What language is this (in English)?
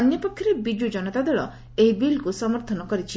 Odia